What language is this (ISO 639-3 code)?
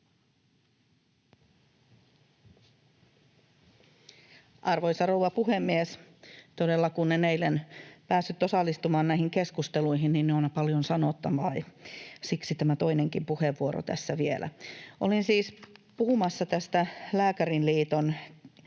fin